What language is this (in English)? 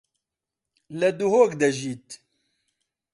Central Kurdish